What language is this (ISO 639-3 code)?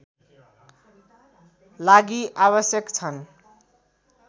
nep